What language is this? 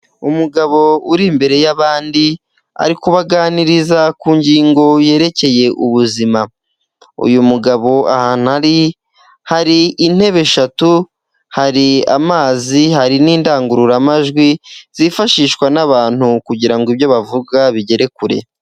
Kinyarwanda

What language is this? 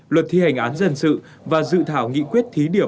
Vietnamese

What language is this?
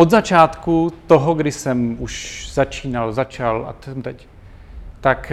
Czech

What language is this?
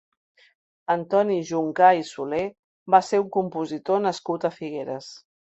Catalan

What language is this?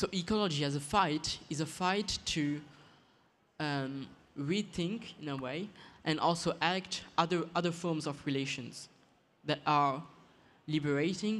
English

